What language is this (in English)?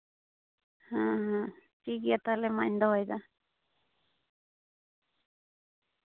Santali